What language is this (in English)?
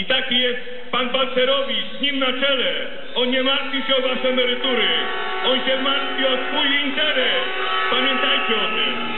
Polish